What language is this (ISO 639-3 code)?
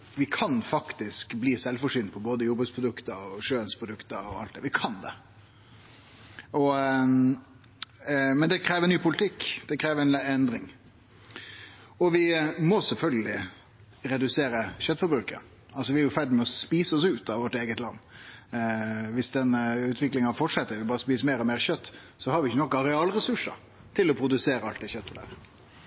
nno